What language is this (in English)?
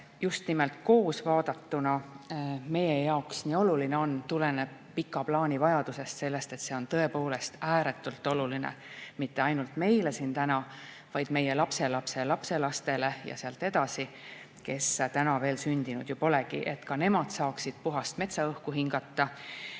Estonian